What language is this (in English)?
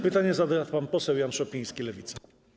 Polish